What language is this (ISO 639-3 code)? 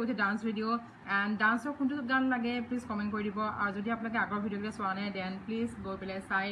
eng